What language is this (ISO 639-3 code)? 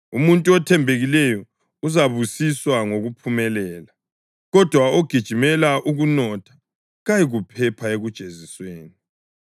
nde